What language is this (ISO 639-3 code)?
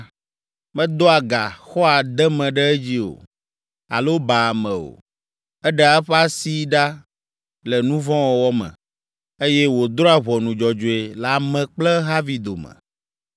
ewe